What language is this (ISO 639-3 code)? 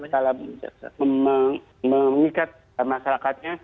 ind